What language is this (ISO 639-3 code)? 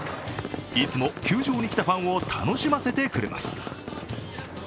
jpn